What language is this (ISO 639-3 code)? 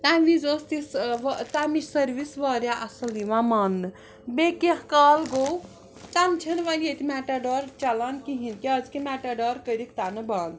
kas